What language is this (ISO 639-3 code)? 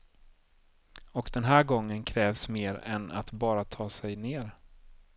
swe